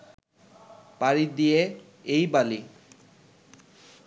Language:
Bangla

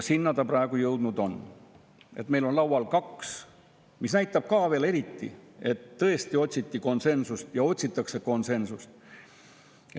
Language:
Estonian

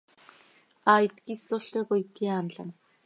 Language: Seri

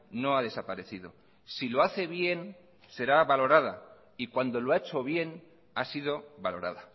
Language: Spanish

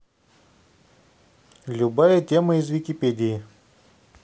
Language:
Russian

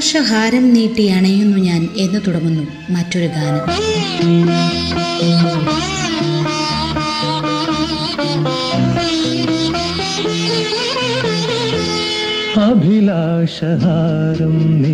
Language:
Malayalam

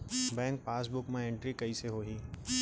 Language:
Chhattisgarhi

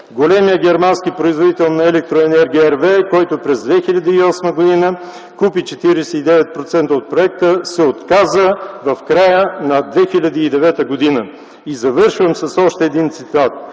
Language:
Bulgarian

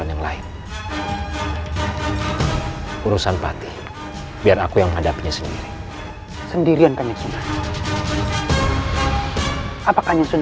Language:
Indonesian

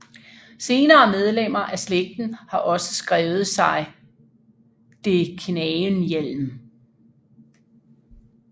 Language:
Danish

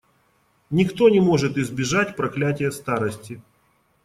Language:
Russian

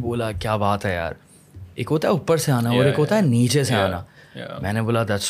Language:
Urdu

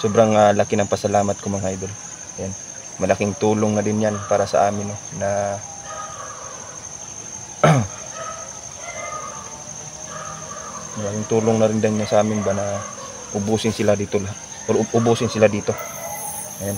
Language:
Filipino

